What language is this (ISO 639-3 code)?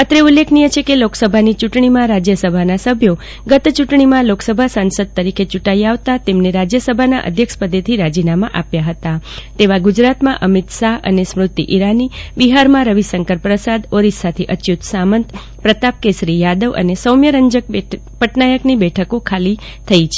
guj